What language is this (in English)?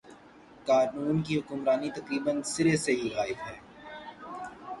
Urdu